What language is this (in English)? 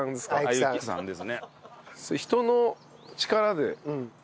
Japanese